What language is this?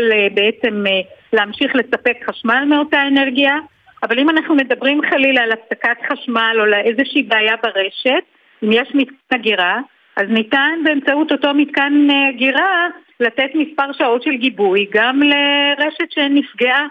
Hebrew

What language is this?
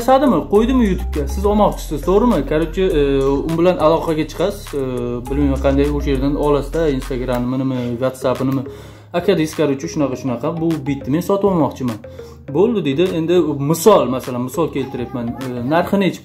Turkish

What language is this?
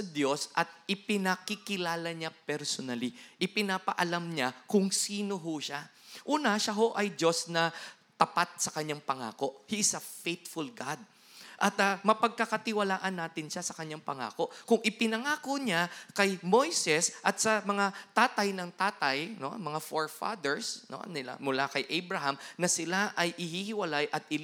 Filipino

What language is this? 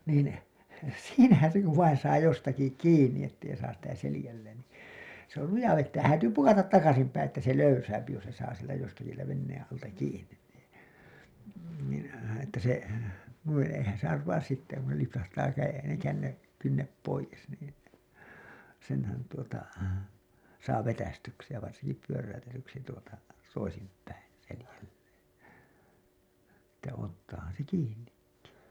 Finnish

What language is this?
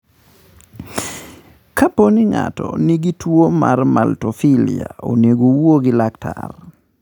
Luo (Kenya and Tanzania)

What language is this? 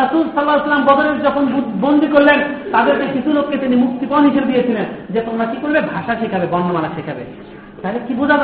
Bangla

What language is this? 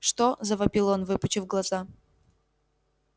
Russian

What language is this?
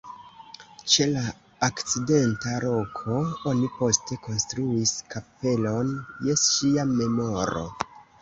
Esperanto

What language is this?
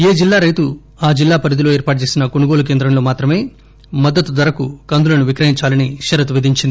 Telugu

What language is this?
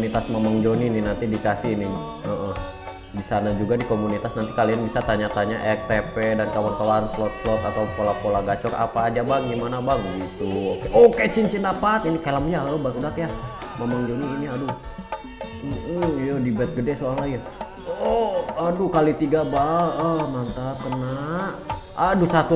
Indonesian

